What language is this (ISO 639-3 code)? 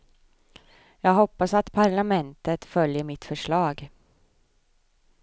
swe